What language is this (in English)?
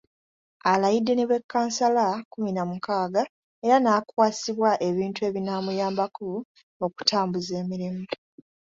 Ganda